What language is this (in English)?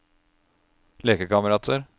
Norwegian